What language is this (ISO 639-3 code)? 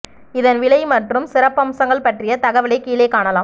tam